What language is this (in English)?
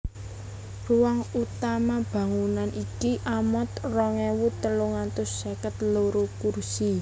Javanese